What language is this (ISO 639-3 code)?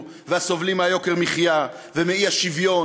heb